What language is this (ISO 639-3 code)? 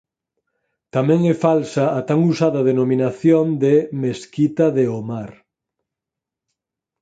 glg